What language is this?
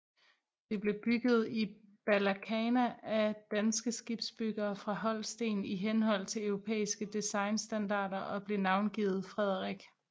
Danish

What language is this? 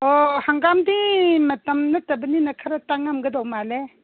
Manipuri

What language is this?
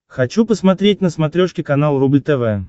Russian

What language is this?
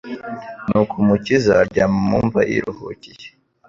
Kinyarwanda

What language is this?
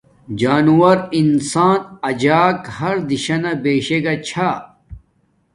Domaaki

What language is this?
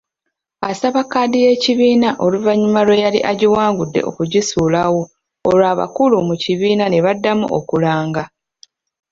Ganda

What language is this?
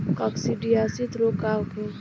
Bhojpuri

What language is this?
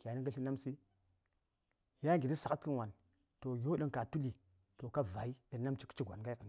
Saya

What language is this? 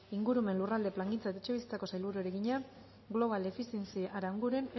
Basque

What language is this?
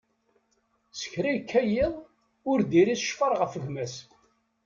Kabyle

